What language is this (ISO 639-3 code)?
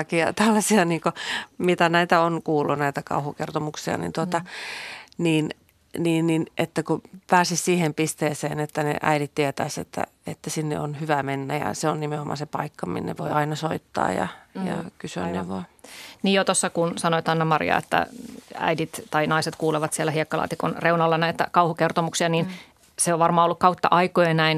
fin